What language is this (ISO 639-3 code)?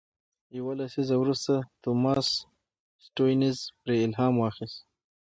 pus